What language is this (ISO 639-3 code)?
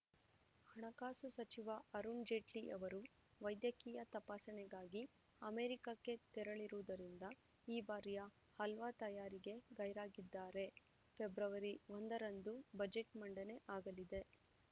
kan